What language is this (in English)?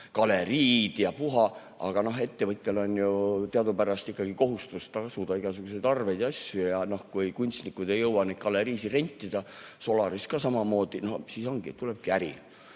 Estonian